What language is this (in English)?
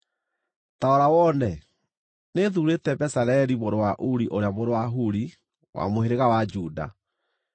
Kikuyu